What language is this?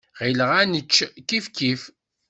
Kabyle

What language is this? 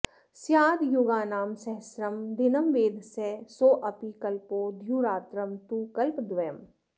Sanskrit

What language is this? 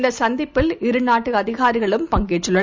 Tamil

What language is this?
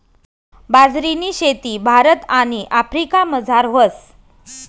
Marathi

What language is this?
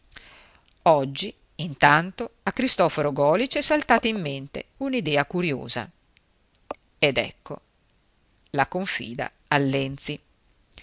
Italian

